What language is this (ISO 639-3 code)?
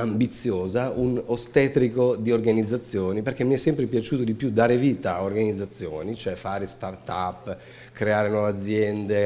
ita